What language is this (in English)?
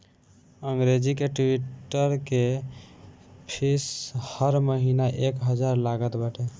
Bhojpuri